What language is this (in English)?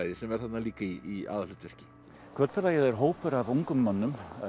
Icelandic